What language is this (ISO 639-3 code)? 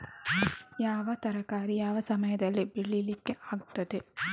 kan